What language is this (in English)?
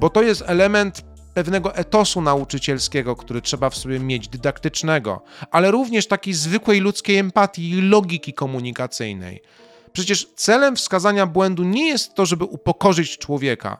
Polish